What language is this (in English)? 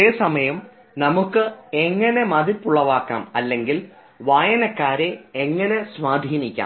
Malayalam